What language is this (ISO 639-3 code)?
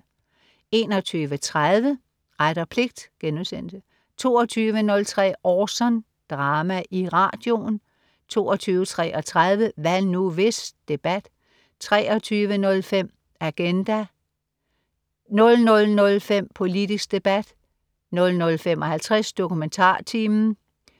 dan